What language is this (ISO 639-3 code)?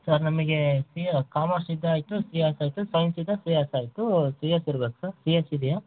kan